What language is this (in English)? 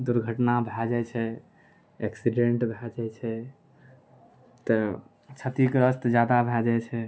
Maithili